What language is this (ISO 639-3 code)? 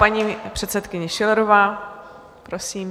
ces